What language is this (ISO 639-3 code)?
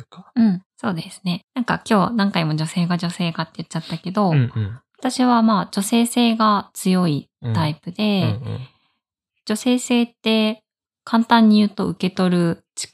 jpn